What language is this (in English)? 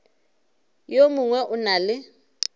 Northern Sotho